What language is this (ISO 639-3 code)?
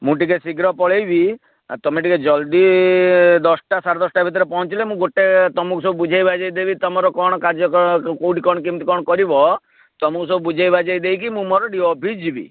ori